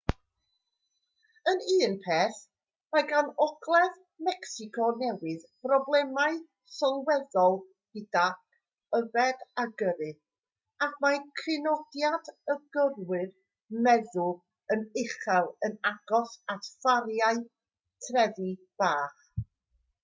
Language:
Welsh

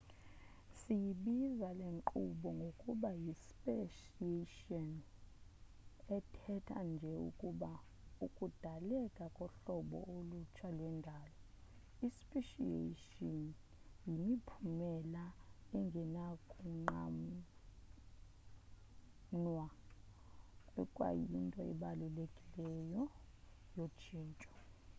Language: Xhosa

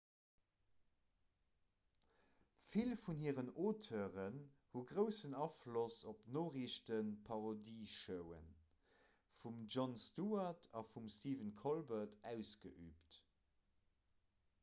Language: Luxembourgish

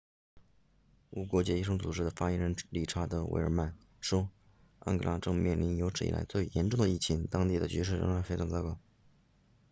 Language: Chinese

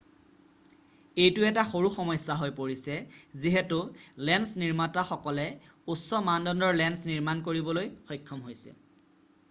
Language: Assamese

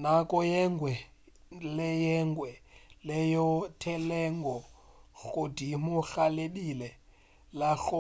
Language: Northern Sotho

